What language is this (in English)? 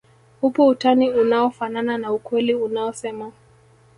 Swahili